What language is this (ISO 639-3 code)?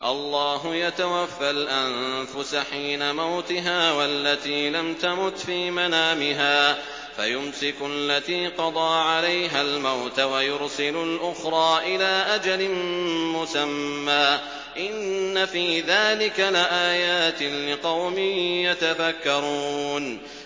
ara